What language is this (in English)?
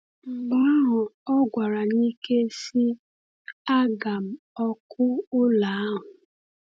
Igbo